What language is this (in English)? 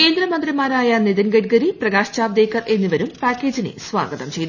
Malayalam